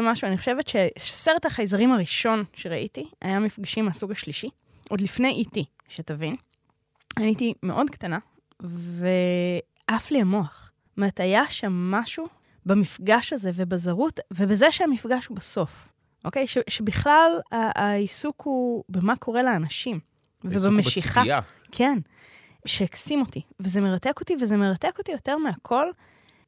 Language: Hebrew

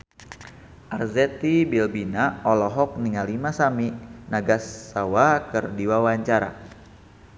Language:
Sundanese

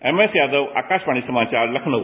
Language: Hindi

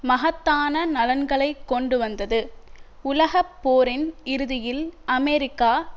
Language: Tamil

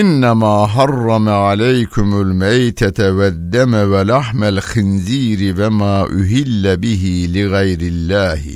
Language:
Turkish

